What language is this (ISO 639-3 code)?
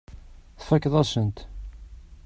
kab